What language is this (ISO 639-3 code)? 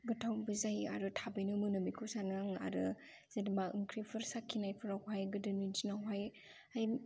brx